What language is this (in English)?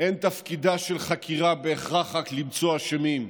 Hebrew